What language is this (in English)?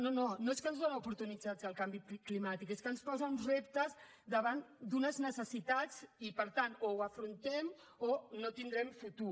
Catalan